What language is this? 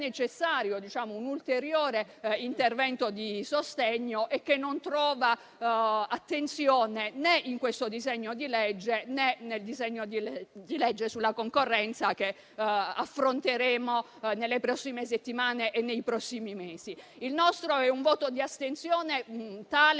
Italian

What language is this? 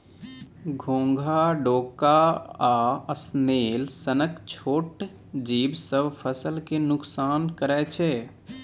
Maithili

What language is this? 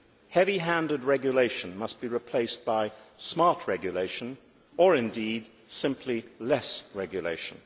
English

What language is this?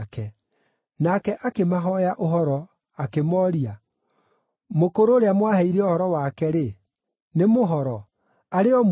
Kikuyu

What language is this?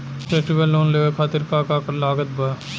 Bhojpuri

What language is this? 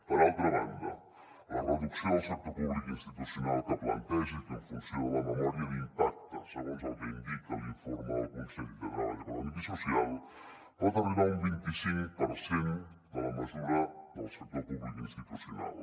Catalan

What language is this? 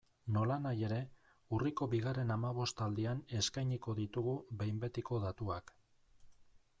Basque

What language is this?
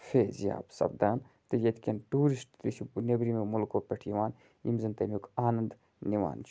Kashmiri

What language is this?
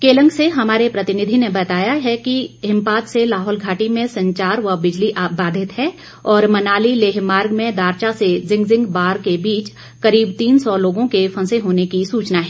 Hindi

